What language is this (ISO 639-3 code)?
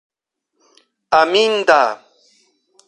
epo